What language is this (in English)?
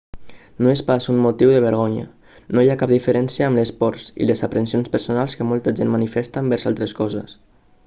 Catalan